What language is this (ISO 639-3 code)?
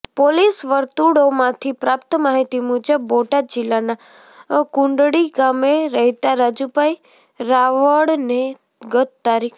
guj